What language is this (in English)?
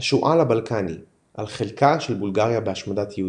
Hebrew